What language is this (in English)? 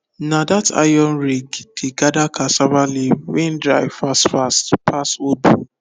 Nigerian Pidgin